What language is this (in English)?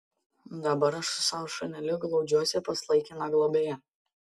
Lithuanian